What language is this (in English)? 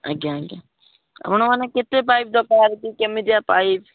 Odia